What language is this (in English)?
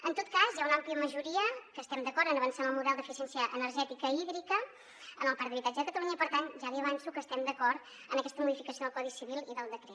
Catalan